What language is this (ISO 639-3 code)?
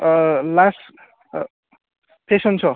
brx